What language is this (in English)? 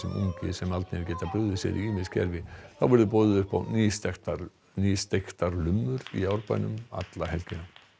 Icelandic